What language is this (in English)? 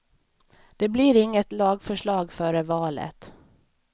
Swedish